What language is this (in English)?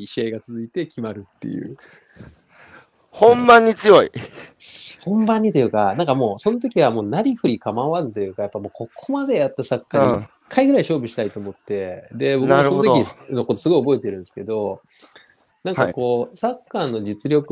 Japanese